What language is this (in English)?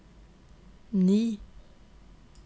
Norwegian